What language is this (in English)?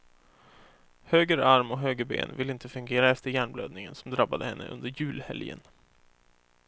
Swedish